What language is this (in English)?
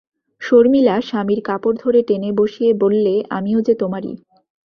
Bangla